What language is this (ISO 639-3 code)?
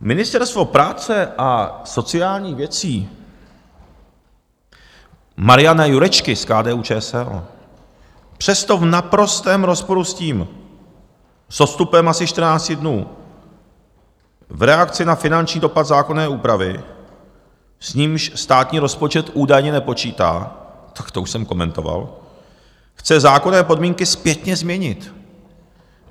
ces